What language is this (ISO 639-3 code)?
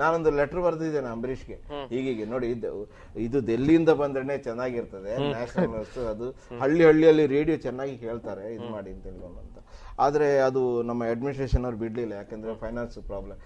kan